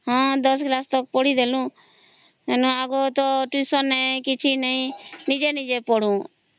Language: Odia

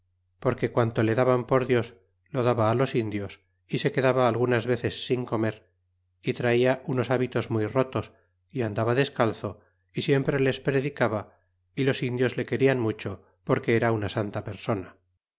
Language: Spanish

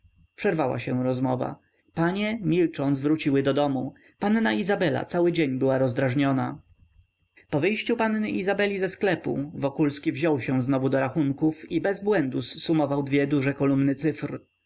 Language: Polish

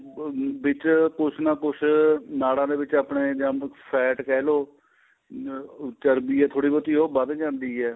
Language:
Punjabi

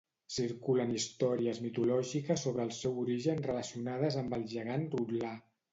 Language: Catalan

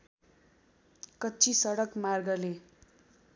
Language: Nepali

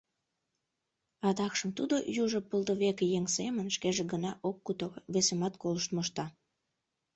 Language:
Mari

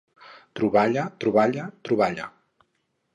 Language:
Catalan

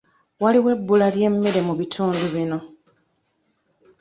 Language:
Ganda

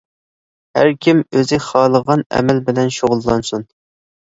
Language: Uyghur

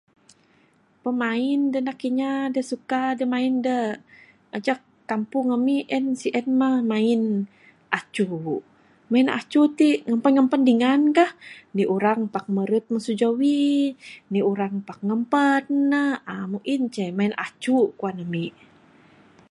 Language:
Bukar-Sadung Bidayuh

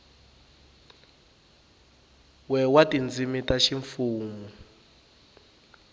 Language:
Tsonga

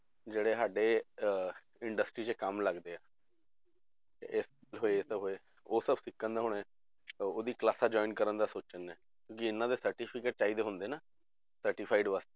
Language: Punjabi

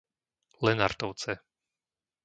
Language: Slovak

